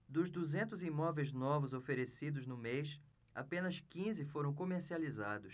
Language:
Portuguese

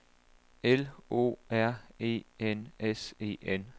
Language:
Danish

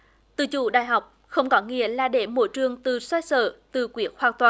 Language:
Vietnamese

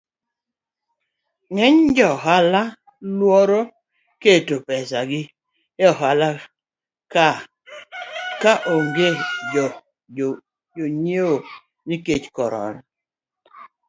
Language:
Luo (Kenya and Tanzania)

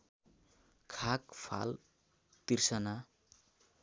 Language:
Nepali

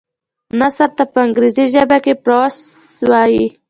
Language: Pashto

